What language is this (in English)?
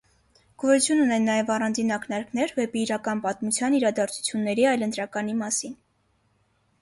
Armenian